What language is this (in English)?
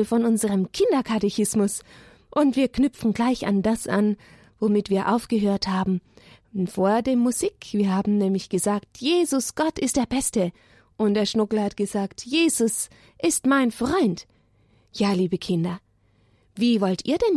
German